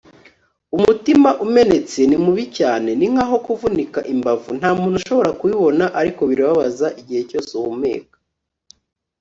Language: Kinyarwanda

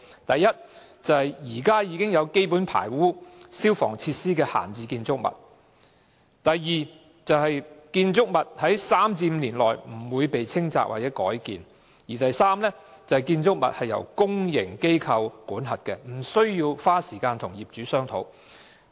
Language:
Cantonese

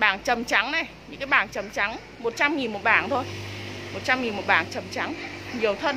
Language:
Vietnamese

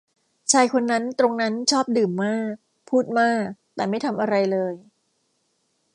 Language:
Thai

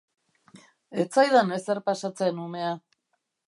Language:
Basque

